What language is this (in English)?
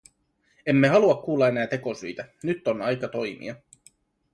Finnish